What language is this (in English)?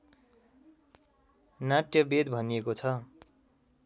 Nepali